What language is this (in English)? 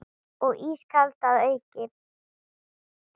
Icelandic